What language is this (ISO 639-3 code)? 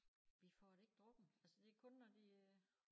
dan